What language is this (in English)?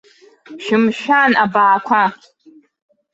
Abkhazian